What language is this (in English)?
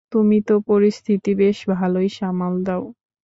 Bangla